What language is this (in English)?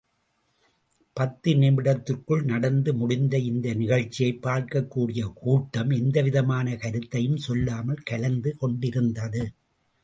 Tamil